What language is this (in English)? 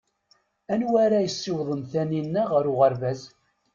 Kabyle